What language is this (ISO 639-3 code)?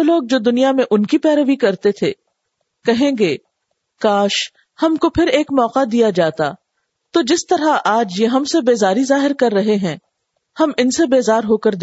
urd